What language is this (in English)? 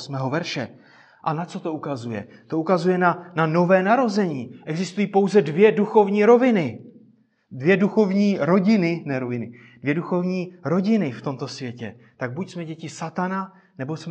Czech